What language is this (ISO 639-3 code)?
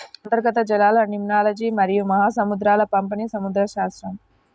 tel